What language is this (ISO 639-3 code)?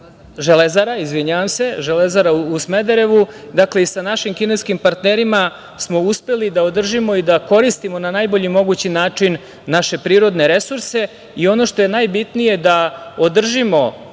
srp